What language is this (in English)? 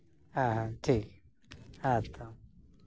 Santali